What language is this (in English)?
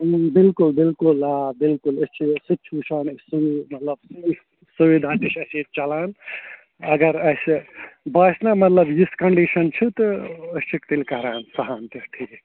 Kashmiri